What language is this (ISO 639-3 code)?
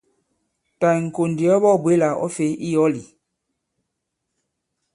abb